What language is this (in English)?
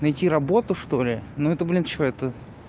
Russian